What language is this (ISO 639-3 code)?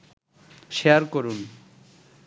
ben